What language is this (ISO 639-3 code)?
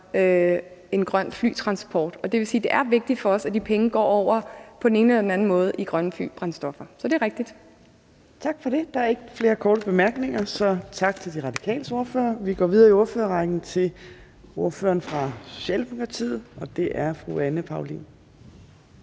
dan